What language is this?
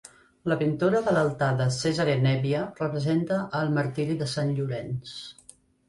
Catalan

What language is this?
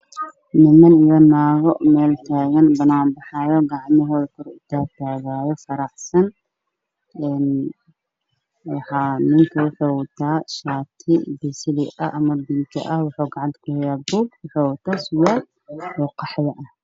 Somali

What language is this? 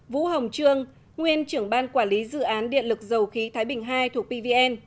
Vietnamese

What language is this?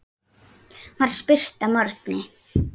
Icelandic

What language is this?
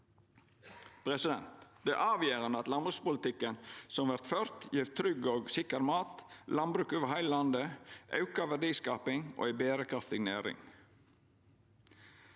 Norwegian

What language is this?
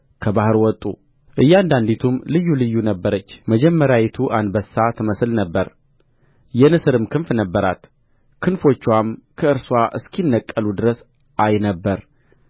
Amharic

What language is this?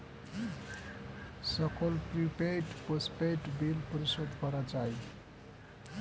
Bangla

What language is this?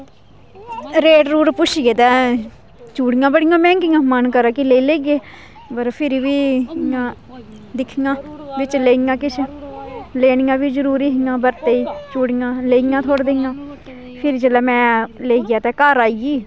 Dogri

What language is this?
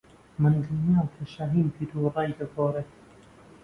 Central Kurdish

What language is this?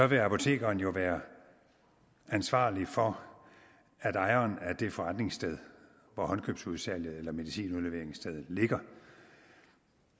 Danish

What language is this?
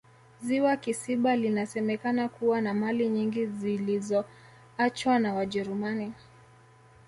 Swahili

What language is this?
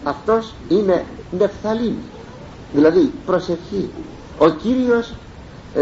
Greek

